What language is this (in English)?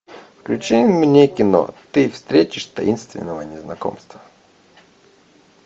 Russian